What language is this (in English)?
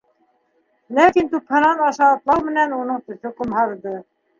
Bashkir